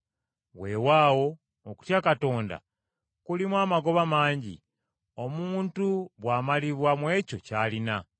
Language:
Ganda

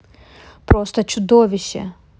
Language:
Russian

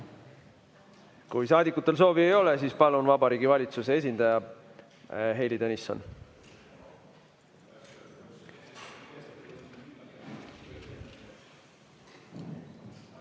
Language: Estonian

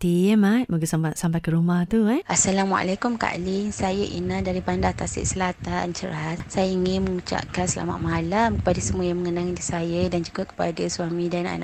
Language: Malay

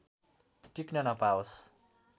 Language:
Nepali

